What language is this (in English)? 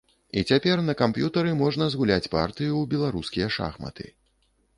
Belarusian